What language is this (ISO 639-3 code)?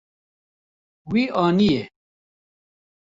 kur